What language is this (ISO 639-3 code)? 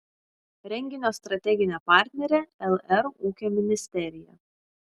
lit